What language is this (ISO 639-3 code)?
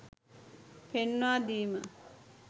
sin